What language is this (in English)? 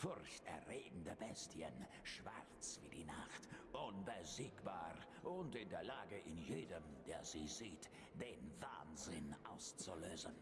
German